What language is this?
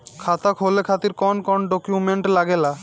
Bhojpuri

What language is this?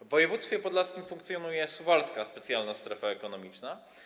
Polish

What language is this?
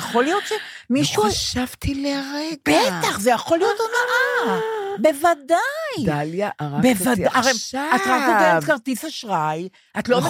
Hebrew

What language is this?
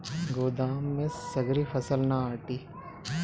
Bhojpuri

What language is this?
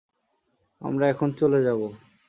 Bangla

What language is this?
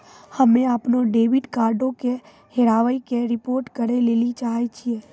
Maithili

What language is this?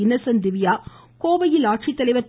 Tamil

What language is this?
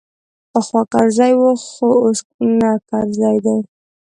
Pashto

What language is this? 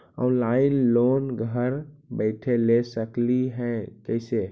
Magahi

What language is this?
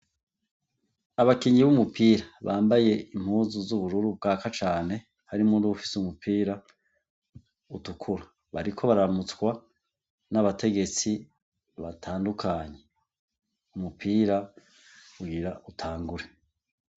Rundi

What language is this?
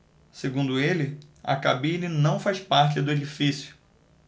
Portuguese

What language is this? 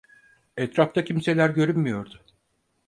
Turkish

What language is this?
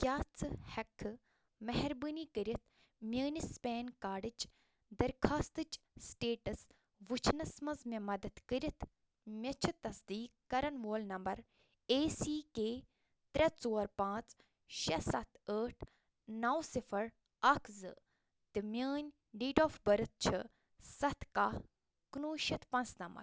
Kashmiri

